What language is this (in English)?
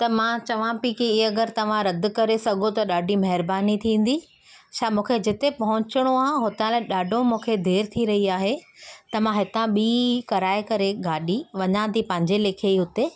Sindhi